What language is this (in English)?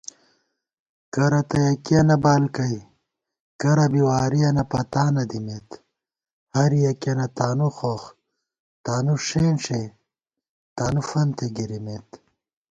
Gawar-Bati